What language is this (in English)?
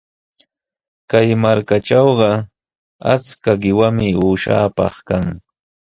Sihuas Ancash Quechua